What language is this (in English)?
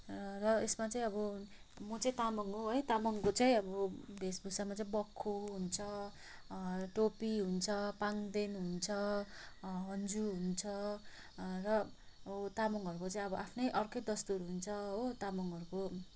Nepali